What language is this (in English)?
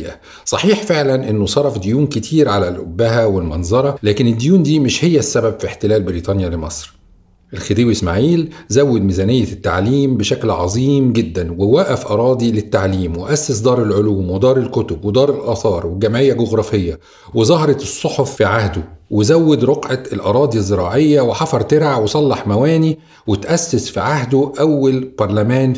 Arabic